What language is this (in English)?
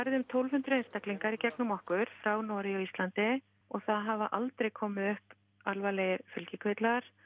Icelandic